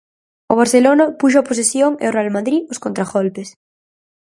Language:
Galician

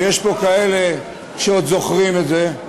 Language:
Hebrew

